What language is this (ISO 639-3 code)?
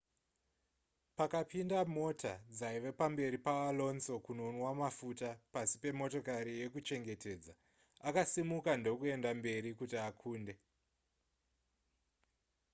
sna